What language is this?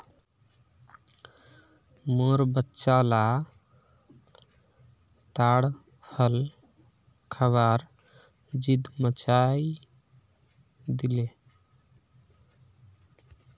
Magahi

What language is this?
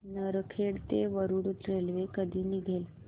Marathi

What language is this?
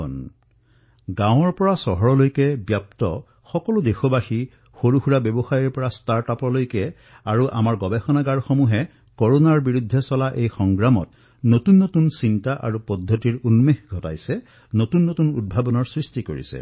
Assamese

